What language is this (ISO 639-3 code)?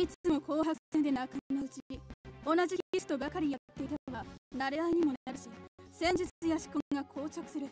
jpn